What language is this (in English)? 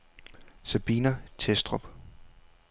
Danish